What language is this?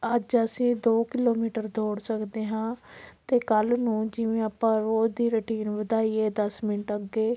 Punjabi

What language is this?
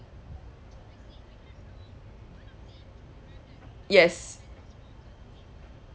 English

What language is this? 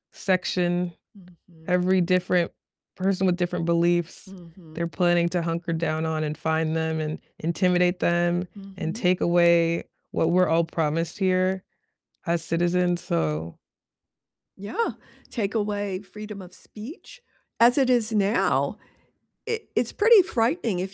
English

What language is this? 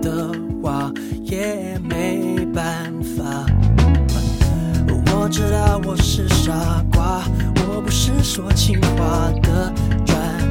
Chinese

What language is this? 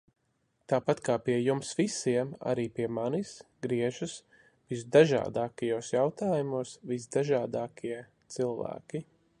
Latvian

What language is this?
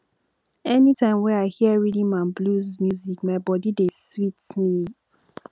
Nigerian Pidgin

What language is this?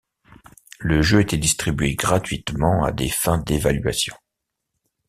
French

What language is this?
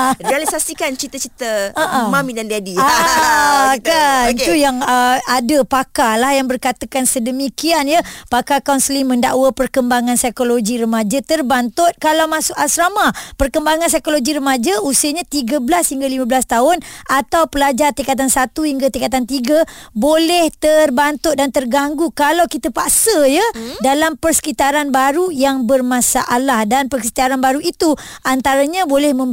Malay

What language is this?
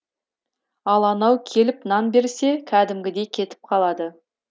Kazakh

